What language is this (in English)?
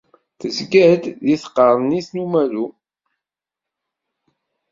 Kabyle